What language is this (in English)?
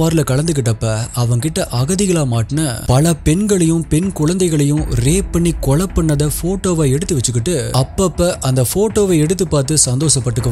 Korean